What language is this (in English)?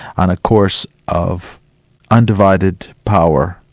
English